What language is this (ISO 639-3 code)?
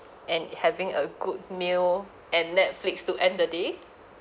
eng